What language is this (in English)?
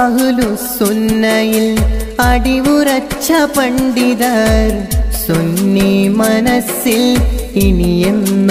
Vietnamese